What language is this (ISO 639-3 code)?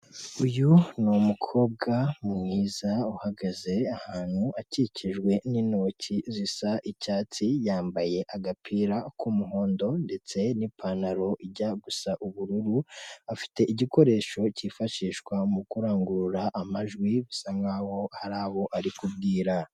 kin